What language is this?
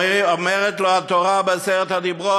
Hebrew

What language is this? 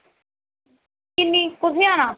Dogri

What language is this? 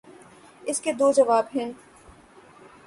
Urdu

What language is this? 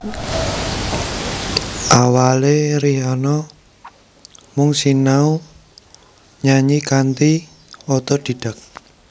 Javanese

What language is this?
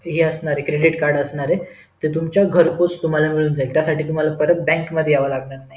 Marathi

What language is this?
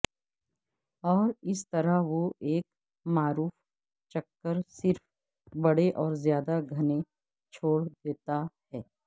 Urdu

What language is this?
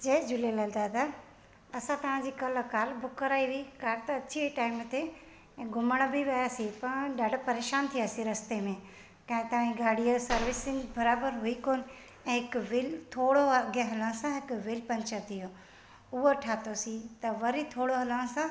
Sindhi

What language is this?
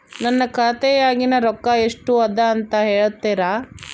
Kannada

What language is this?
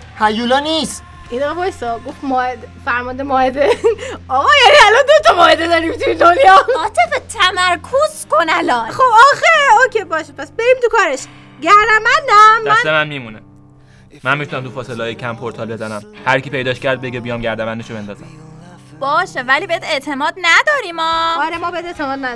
Persian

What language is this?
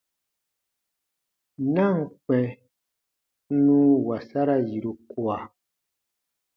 Baatonum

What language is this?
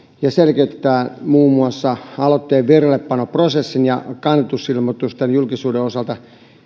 Finnish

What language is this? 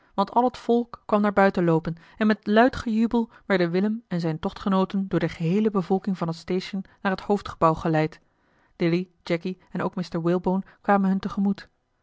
Dutch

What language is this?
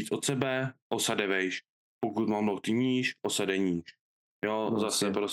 Czech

